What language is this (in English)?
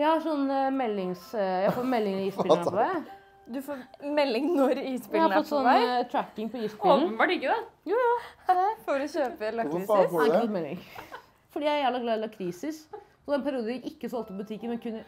Norwegian